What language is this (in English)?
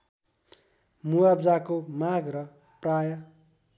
Nepali